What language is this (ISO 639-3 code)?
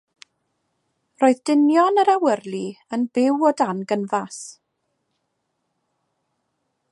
cym